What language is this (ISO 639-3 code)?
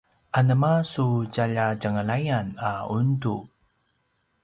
pwn